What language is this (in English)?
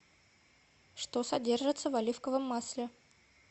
Russian